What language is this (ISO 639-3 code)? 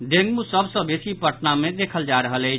mai